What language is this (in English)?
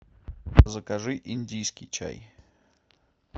Russian